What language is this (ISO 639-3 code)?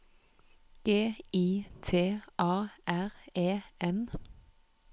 nor